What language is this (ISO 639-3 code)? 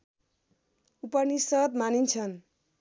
nep